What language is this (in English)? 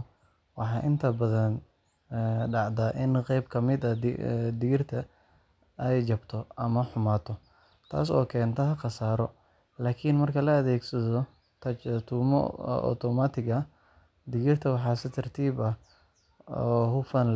Somali